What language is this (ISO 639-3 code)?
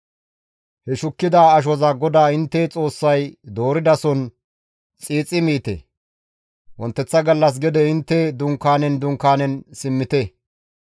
gmv